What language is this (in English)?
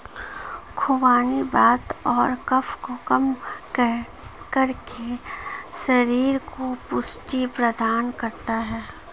Hindi